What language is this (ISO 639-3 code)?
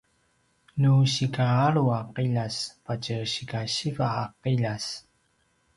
pwn